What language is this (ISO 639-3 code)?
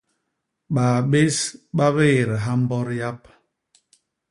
bas